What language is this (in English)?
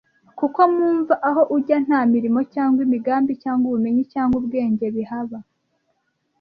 Kinyarwanda